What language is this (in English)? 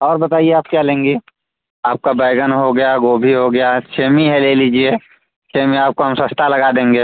Hindi